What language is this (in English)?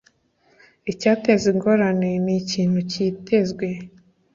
Kinyarwanda